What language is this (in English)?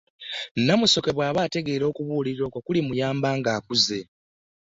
Ganda